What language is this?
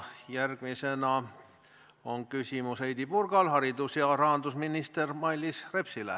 Estonian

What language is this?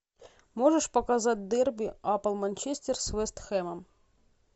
Russian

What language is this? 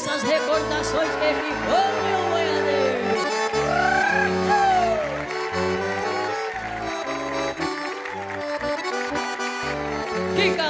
Portuguese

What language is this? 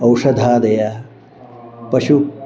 Sanskrit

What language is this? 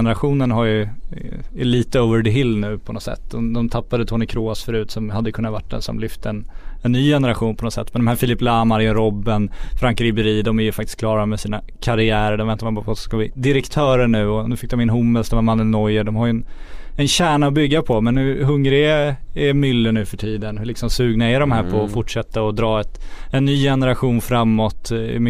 Swedish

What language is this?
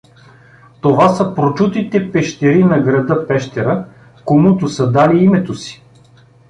Bulgarian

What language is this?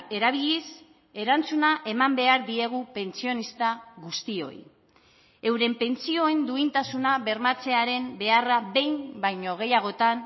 Basque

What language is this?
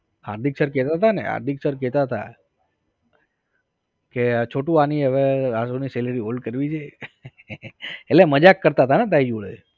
Gujarati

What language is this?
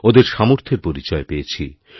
Bangla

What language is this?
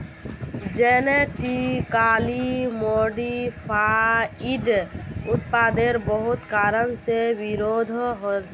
Magahi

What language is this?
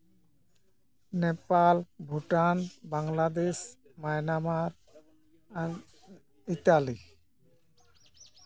Santali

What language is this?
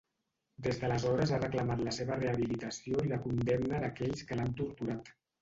Catalan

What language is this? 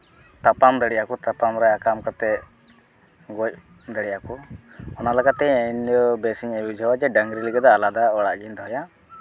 Santali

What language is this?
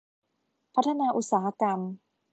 Thai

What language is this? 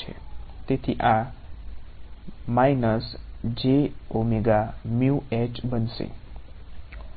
Gujarati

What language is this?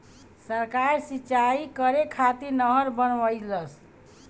Bhojpuri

